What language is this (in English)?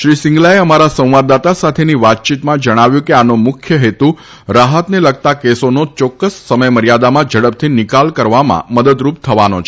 Gujarati